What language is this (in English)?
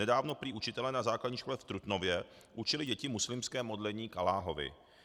Czech